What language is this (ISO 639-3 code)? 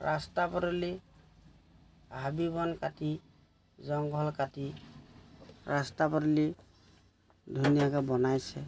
asm